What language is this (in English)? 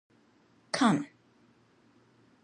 Min Nan Chinese